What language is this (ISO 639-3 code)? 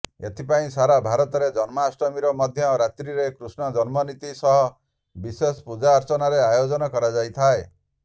ori